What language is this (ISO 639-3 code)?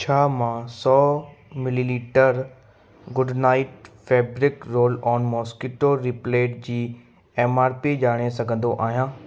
snd